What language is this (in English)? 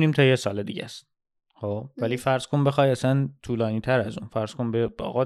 Persian